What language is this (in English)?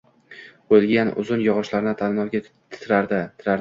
Uzbek